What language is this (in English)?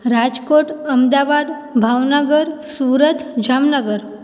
Sindhi